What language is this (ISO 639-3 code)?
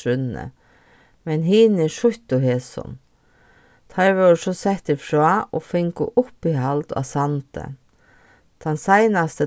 fao